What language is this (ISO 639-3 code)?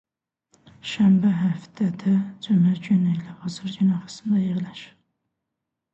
aze